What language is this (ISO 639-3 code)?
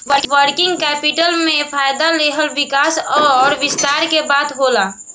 bho